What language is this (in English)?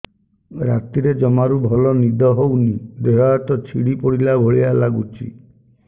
Odia